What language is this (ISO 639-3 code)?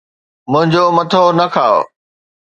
snd